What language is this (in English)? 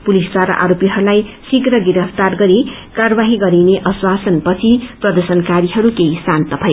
Nepali